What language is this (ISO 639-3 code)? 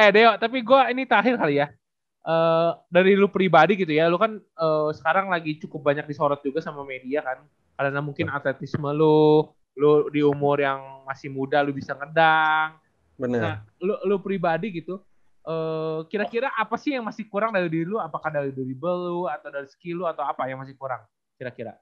ind